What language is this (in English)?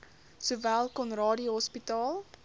Afrikaans